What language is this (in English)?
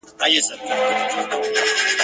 Pashto